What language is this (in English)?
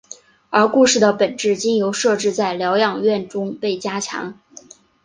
Chinese